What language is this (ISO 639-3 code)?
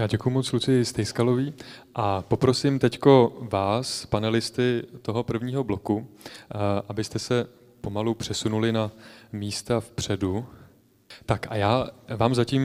ces